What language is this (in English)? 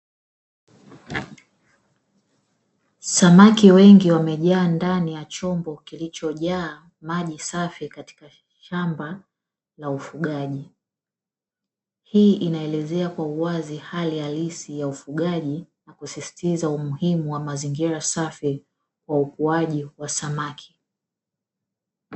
Swahili